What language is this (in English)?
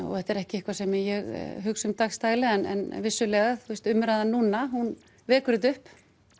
Icelandic